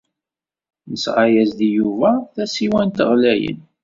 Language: Kabyle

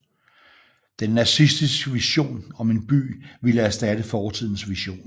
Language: Danish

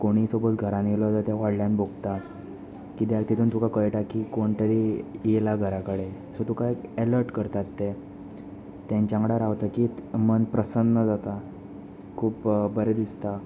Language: Konkani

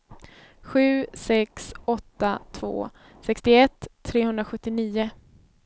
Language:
Swedish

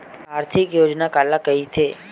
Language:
Chhattisgarhi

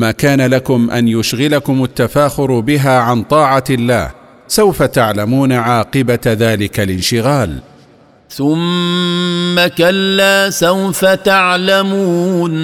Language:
Arabic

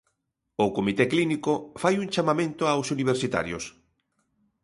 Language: Galician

